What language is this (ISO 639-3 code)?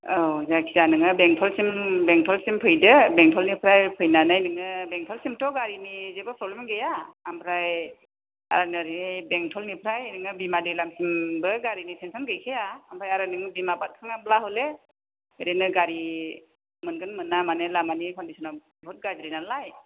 brx